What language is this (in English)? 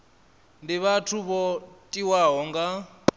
Venda